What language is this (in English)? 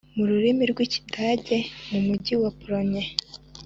Kinyarwanda